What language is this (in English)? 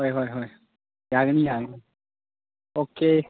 Manipuri